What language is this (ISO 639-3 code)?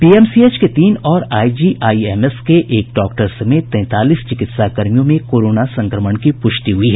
hin